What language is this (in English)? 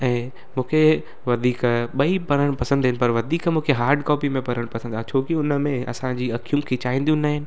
Sindhi